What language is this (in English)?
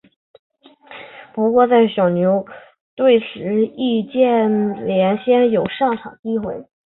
Chinese